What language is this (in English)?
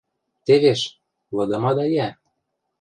Western Mari